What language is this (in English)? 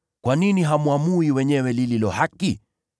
Swahili